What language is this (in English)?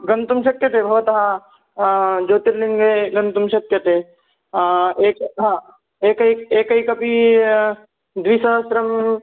Sanskrit